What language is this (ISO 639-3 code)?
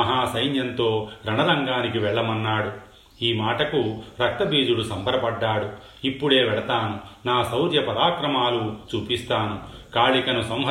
tel